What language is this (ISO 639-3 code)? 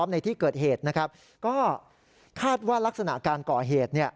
tha